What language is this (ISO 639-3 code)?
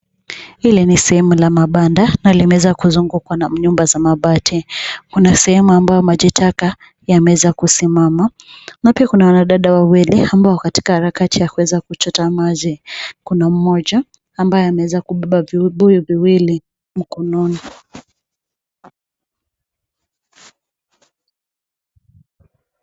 swa